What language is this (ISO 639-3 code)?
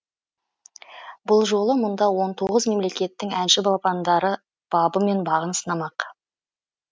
kaz